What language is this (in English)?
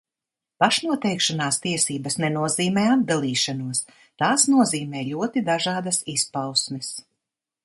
Latvian